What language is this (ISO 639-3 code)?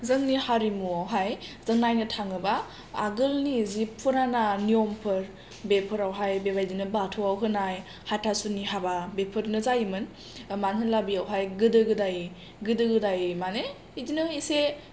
brx